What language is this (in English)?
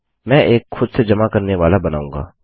Hindi